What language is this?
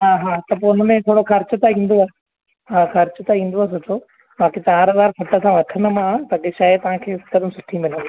Sindhi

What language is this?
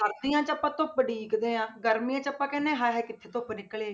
Punjabi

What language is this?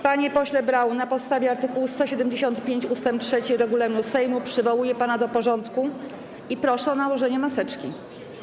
Polish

